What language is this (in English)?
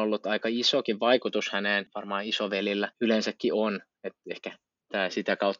Finnish